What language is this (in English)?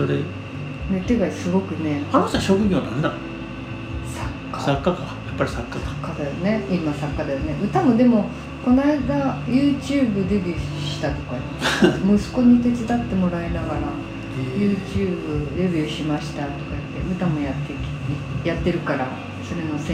Japanese